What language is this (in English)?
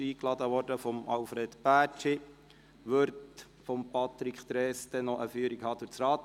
Swiss German